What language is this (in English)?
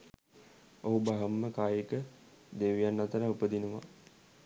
Sinhala